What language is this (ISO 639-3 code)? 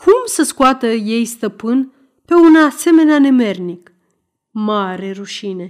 ron